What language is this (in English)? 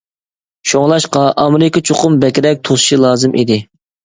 Uyghur